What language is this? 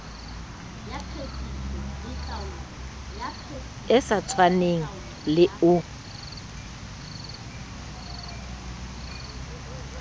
Southern Sotho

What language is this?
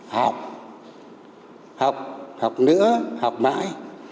Vietnamese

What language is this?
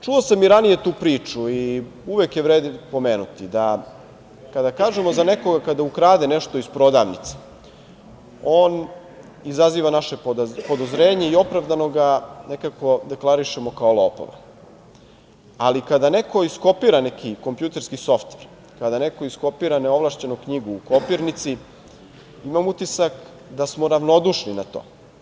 Serbian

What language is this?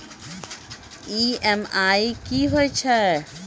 Maithili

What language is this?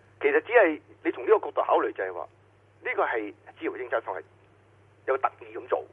Chinese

